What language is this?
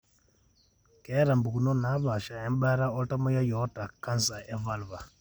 Masai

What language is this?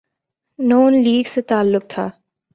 Urdu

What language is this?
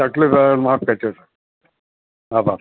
Gujarati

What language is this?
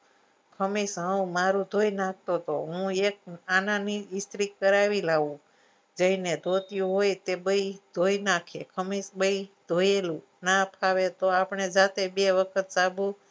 Gujarati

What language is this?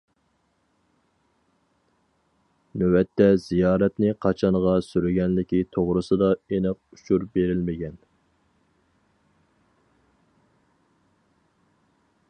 Uyghur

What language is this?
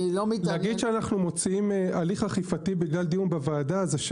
Hebrew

